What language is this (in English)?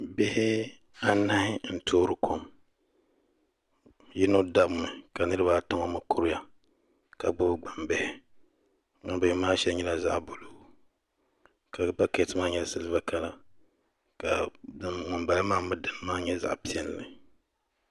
Dagbani